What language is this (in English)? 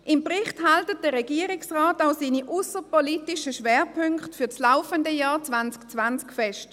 Swiss German